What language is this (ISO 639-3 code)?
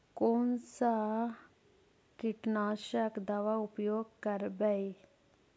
mag